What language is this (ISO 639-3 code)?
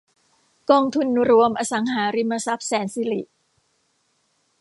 tha